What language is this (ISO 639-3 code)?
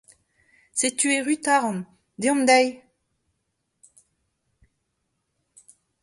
bre